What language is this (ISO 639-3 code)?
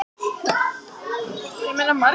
isl